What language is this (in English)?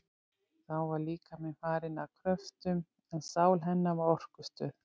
Icelandic